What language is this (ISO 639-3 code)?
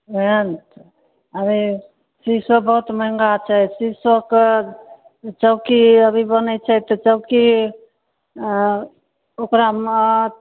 mai